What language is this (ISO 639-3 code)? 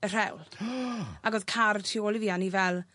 cym